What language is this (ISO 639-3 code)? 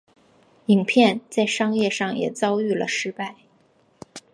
zho